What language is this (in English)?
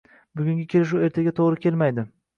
Uzbek